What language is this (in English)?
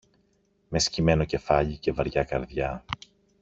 Greek